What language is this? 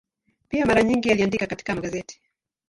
Swahili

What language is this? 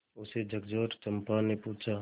Hindi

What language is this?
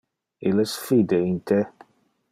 Interlingua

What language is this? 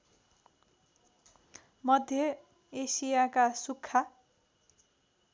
Nepali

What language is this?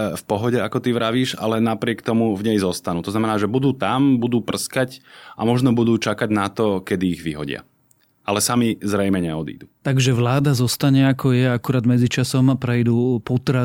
Slovak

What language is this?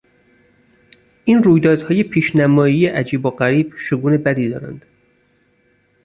Persian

